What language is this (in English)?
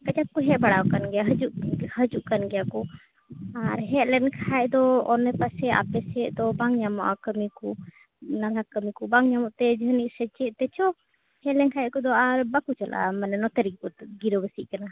Santali